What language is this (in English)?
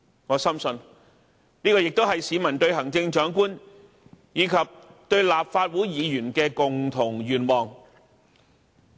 Cantonese